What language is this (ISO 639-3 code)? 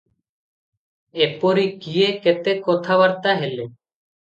ori